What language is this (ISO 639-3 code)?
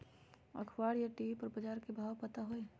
mag